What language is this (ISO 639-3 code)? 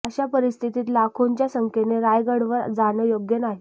mar